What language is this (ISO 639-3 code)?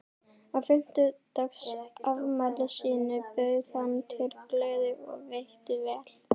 isl